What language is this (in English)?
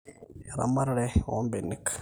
Masai